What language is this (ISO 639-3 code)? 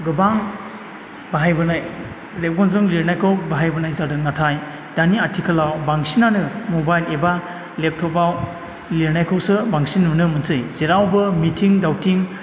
brx